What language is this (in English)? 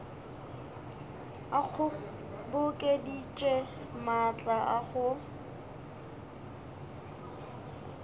Northern Sotho